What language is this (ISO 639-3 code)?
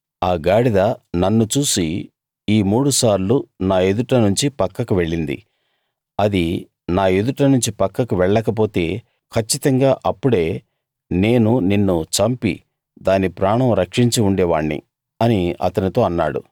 tel